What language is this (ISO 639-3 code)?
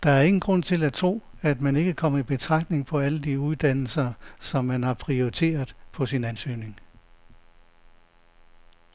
dan